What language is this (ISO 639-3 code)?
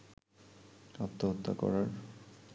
ben